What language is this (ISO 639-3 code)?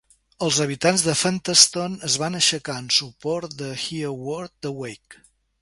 cat